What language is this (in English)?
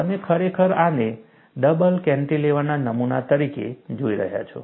Gujarati